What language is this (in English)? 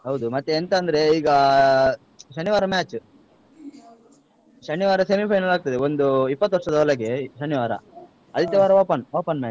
Kannada